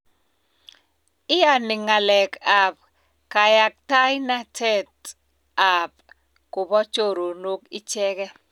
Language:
Kalenjin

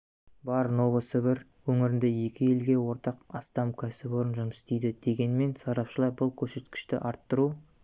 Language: Kazakh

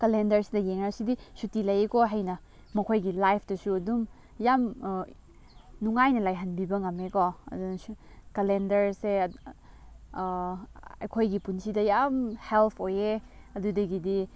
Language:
Manipuri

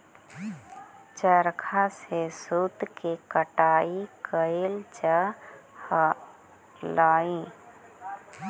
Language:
Magahi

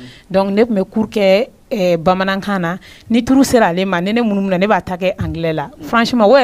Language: French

